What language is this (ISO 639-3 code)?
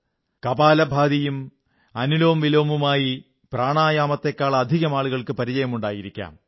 mal